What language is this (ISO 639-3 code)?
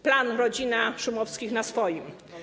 pol